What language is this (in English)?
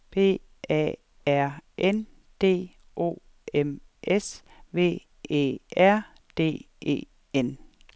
Danish